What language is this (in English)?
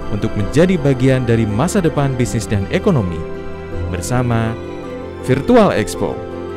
Indonesian